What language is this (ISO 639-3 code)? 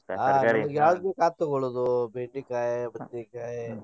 kan